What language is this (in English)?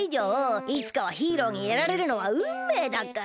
Japanese